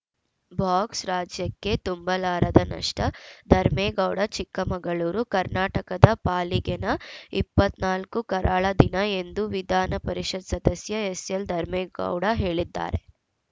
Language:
Kannada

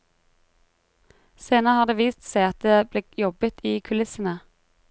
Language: Norwegian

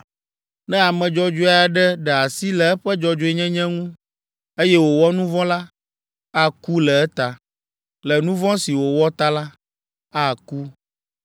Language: Ewe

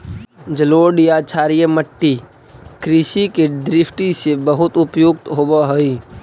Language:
Magahi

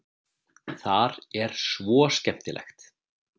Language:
Icelandic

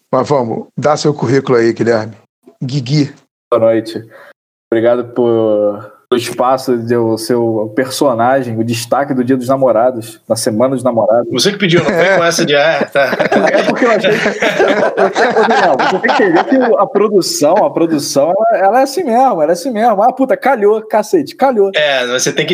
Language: Portuguese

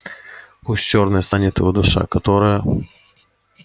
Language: Russian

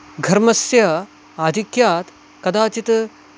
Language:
Sanskrit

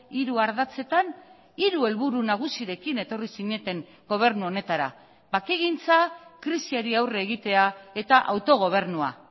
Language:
Basque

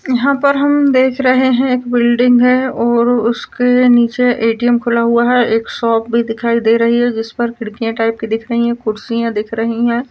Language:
Marwari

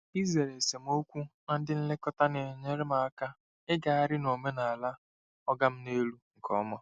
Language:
Igbo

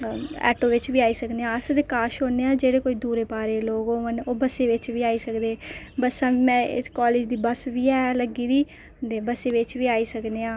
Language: Dogri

